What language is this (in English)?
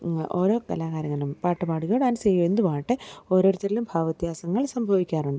Malayalam